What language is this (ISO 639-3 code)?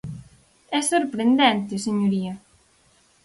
glg